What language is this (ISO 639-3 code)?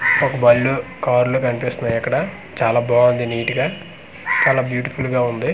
tel